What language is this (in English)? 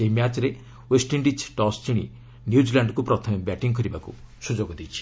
Odia